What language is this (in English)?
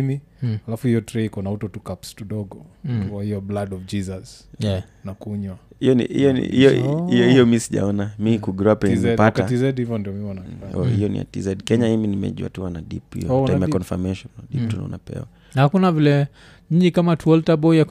Swahili